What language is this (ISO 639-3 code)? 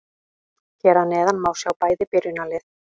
isl